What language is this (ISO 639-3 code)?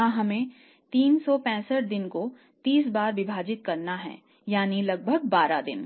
hin